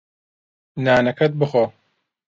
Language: Central Kurdish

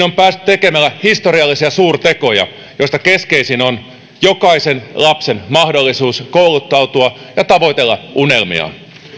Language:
Finnish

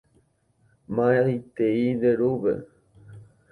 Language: Guarani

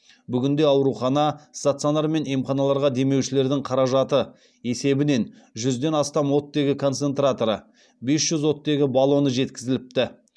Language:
Kazakh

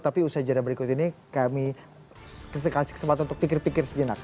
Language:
Indonesian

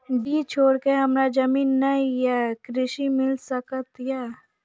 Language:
Maithili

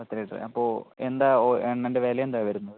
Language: Malayalam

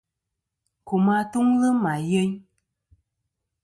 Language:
Kom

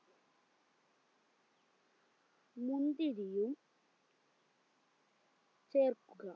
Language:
Malayalam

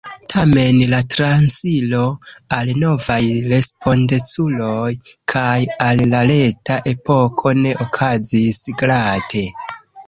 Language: Esperanto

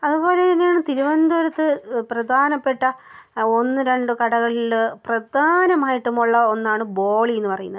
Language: Malayalam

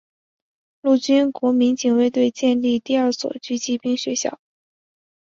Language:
Chinese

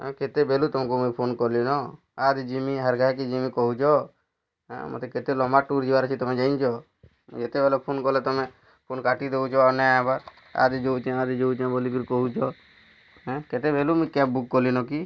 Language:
Odia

